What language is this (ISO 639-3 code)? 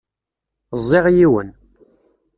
kab